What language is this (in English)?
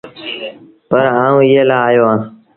Sindhi Bhil